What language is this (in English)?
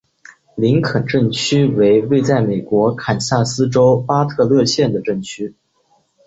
Chinese